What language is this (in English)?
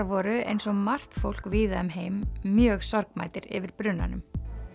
Icelandic